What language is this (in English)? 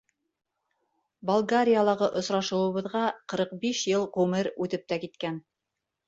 Bashkir